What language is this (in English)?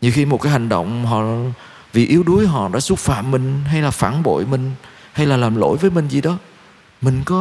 Vietnamese